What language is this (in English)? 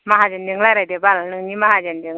Bodo